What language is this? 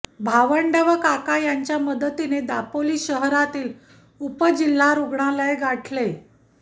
Marathi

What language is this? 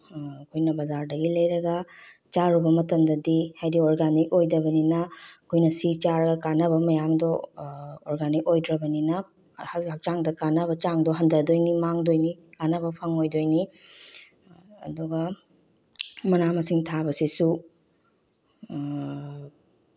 Manipuri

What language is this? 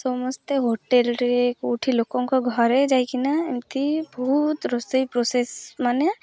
Odia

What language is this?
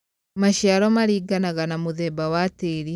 Kikuyu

